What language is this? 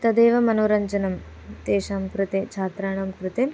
Sanskrit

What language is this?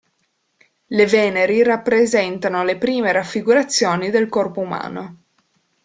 Italian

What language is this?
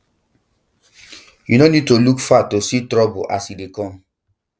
Nigerian Pidgin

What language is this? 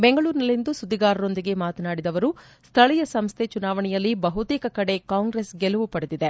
Kannada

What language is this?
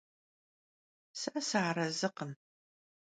Kabardian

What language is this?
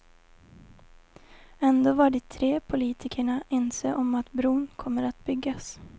Swedish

